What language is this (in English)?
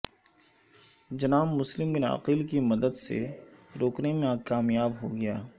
Urdu